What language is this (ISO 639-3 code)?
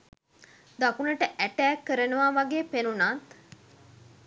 sin